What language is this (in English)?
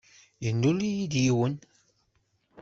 Kabyle